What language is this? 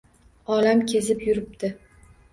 Uzbek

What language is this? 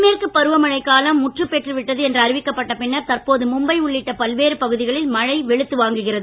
Tamil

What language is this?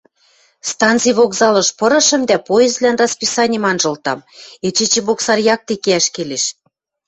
Western Mari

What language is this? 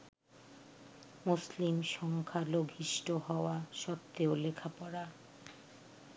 Bangla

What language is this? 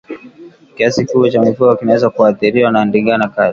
Swahili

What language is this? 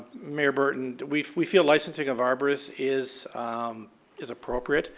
English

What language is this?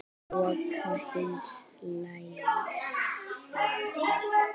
Icelandic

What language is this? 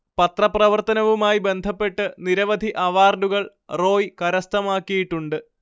Malayalam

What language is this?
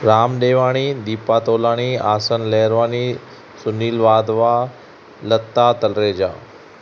Sindhi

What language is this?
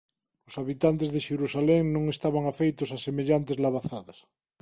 Galician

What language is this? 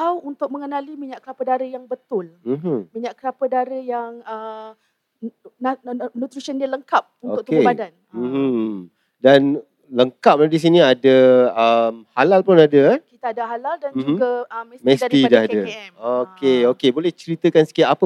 Malay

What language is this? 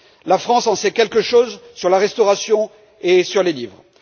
French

